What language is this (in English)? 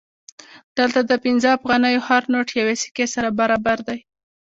Pashto